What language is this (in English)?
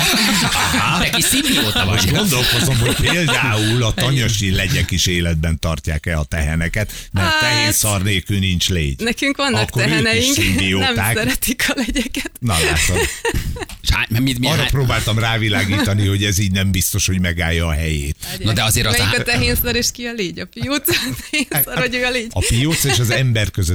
Hungarian